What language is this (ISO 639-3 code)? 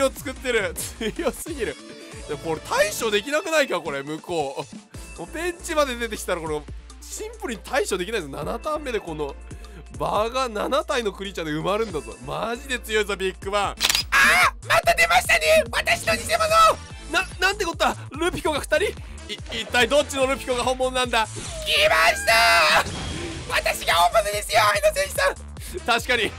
jpn